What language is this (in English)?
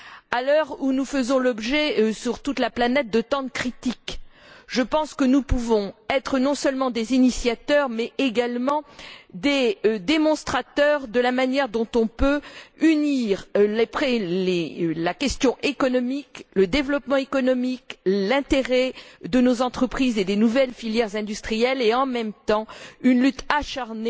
French